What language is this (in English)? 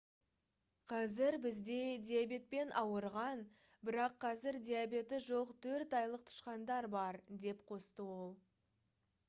Kazakh